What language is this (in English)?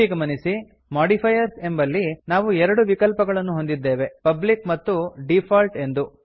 Kannada